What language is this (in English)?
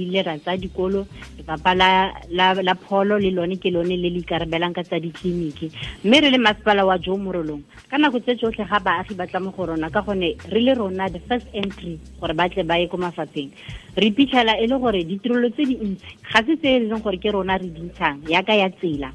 Filipino